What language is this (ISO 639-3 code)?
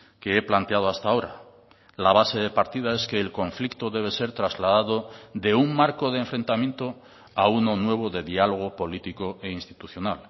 spa